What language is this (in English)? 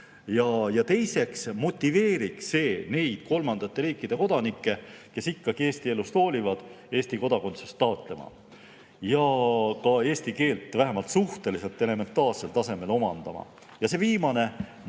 Estonian